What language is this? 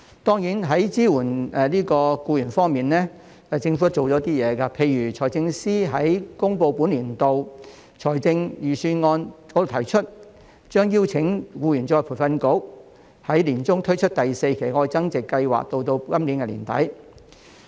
Cantonese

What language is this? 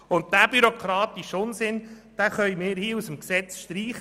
Swiss German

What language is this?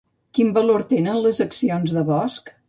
Catalan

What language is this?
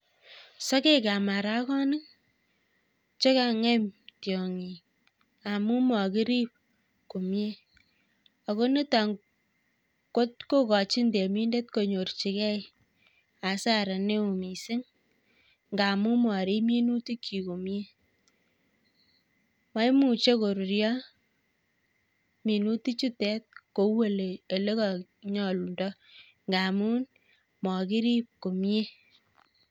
Kalenjin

